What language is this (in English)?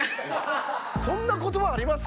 Japanese